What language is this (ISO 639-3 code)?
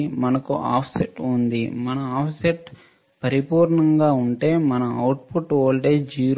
tel